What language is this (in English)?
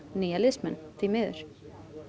Icelandic